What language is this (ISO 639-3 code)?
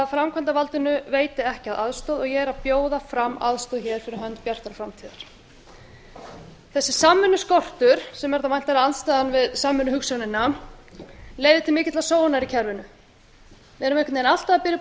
isl